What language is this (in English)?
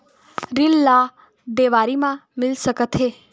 Chhattisgarhi